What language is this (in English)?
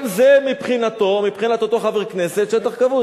Hebrew